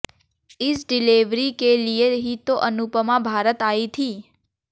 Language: Hindi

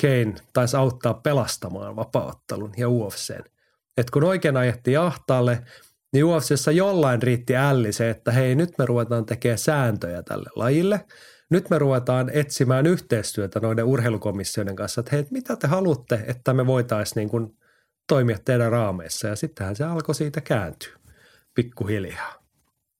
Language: Finnish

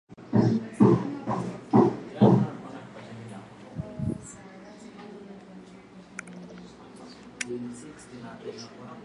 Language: Swahili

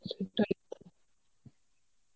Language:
Bangla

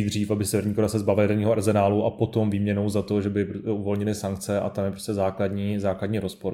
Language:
Czech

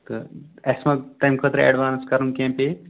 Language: Kashmiri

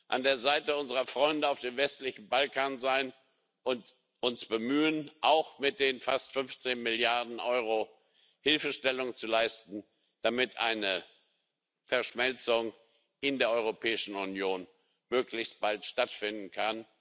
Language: German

